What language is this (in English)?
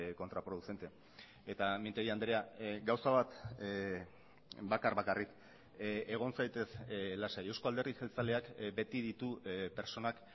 Basque